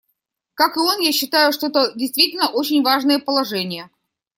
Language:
Russian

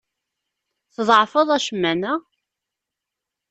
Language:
Kabyle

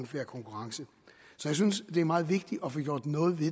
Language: Danish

